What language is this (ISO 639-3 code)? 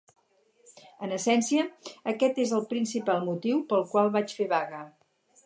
cat